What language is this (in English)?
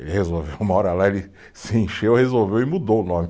Portuguese